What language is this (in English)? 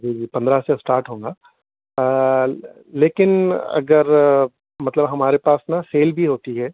Urdu